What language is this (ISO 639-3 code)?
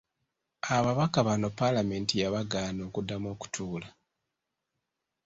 lug